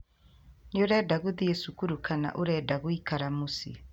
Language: Kikuyu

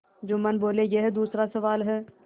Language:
Hindi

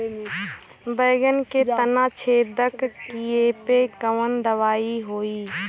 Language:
Bhojpuri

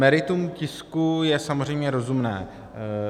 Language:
Czech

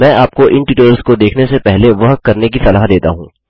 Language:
Hindi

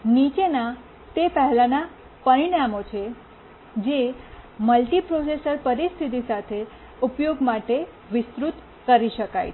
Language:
Gujarati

